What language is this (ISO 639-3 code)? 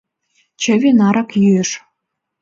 chm